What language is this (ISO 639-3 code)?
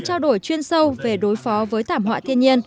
vie